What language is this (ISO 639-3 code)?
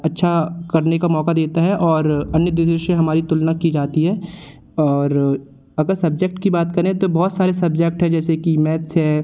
hin